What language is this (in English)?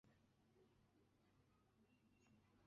Chinese